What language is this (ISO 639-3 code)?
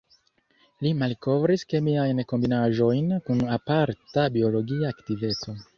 epo